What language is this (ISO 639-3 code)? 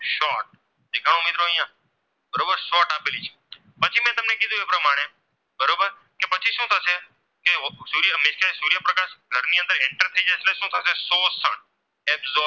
guj